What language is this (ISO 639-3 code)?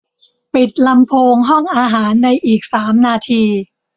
tha